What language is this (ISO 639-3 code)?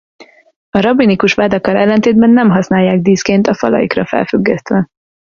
hun